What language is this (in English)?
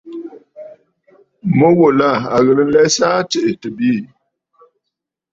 Bafut